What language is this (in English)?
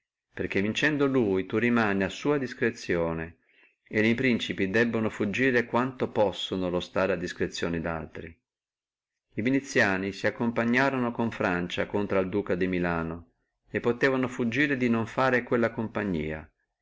Italian